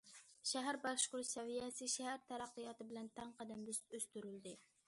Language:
Uyghur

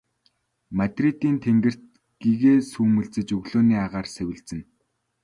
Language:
Mongolian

